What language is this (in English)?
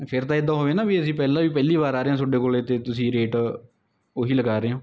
Punjabi